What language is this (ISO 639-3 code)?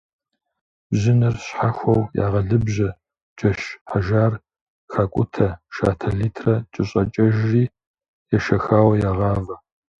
kbd